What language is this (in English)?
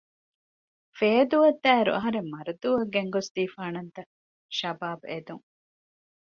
Divehi